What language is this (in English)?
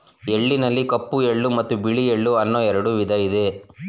Kannada